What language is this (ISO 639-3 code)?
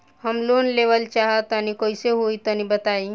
bho